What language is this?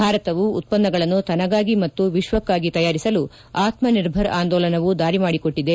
Kannada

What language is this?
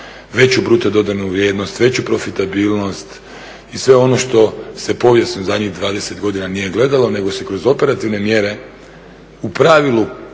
Croatian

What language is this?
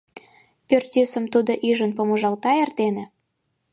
Mari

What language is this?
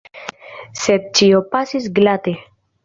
Esperanto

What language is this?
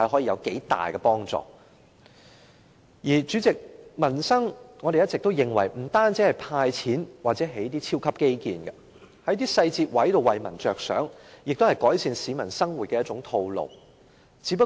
Cantonese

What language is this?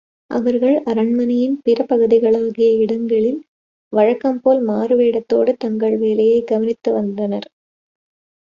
Tamil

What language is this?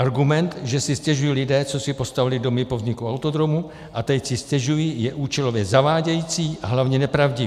Czech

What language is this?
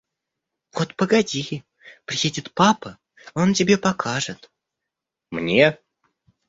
Russian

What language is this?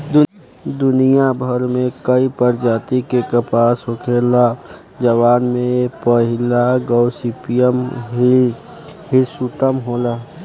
Bhojpuri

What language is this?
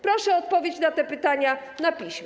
Polish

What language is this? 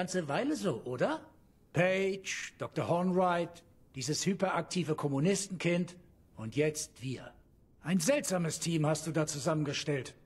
German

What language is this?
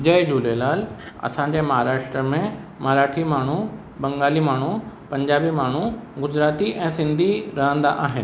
Sindhi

